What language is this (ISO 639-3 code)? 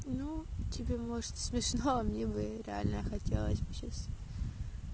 rus